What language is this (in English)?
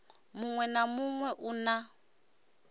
Venda